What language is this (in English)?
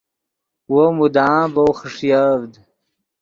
Yidgha